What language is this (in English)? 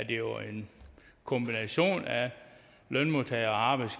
Danish